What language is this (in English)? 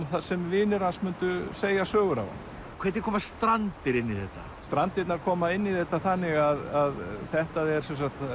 Icelandic